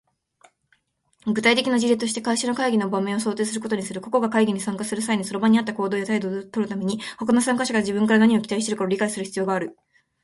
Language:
Japanese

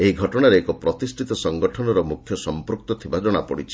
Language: Odia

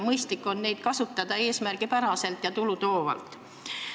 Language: Estonian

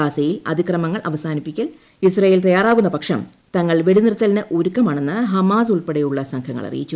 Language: Malayalam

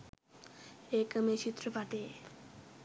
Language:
Sinhala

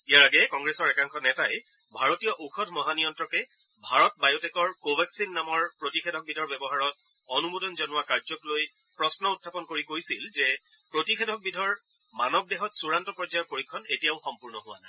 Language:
Assamese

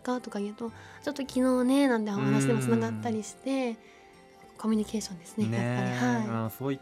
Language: Japanese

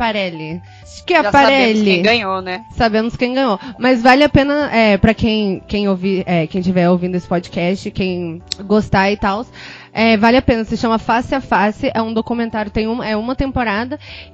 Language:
Portuguese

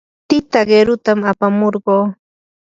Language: Yanahuanca Pasco Quechua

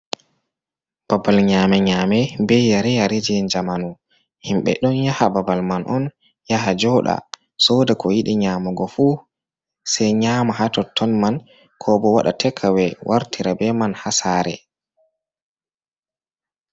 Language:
Fula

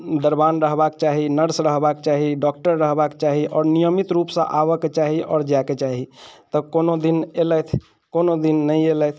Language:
Maithili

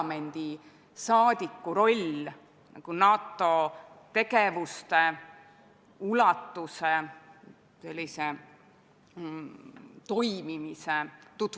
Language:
Estonian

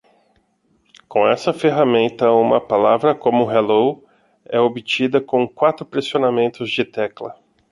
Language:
Portuguese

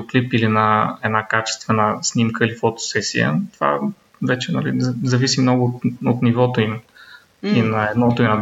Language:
Bulgarian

